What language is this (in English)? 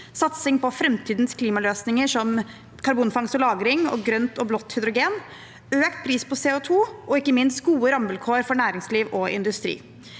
Norwegian